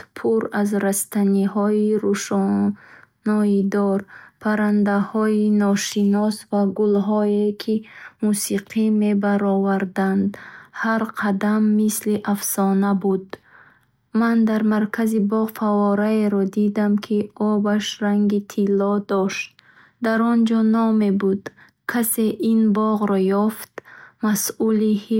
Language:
Bukharic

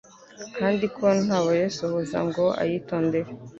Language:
Kinyarwanda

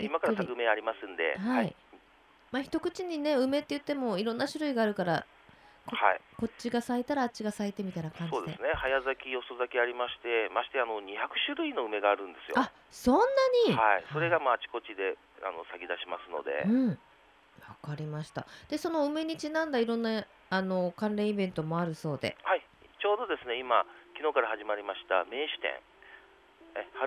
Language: Japanese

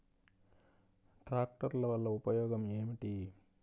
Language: Telugu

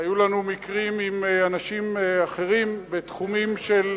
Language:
Hebrew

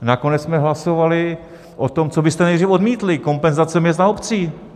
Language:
Czech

